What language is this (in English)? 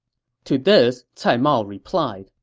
English